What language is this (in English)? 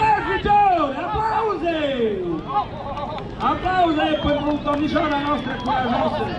Romanian